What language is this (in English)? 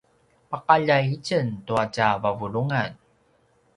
Paiwan